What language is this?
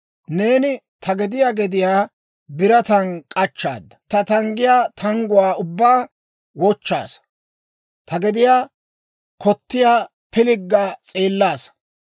Dawro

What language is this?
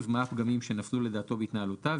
Hebrew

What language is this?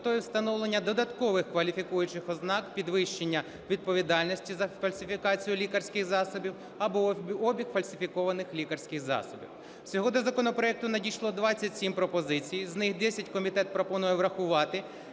Ukrainian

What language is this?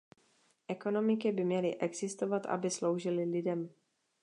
Czech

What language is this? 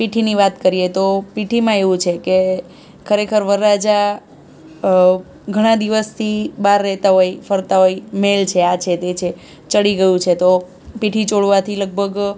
Gujarati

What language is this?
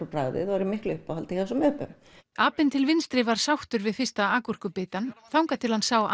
Icelandic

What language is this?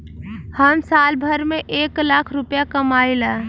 Bhojpuri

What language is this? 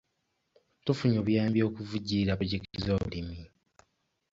Ganda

